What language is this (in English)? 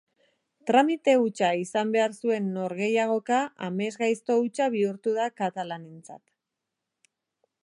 Basque